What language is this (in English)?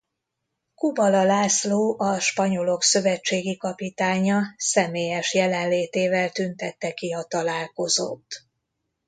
Hungarian